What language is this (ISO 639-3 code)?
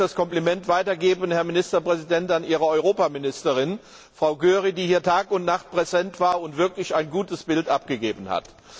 deu